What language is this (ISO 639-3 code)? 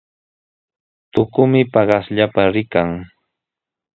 qws